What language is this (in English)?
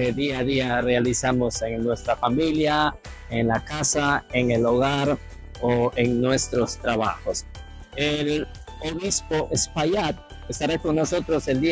Spanish